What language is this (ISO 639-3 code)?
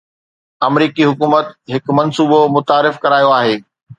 snd